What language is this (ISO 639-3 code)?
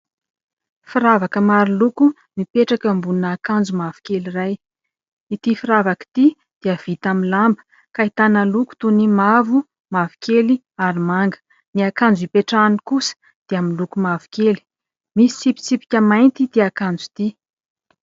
mlg